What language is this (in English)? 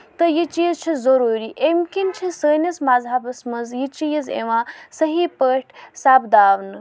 Kashmiri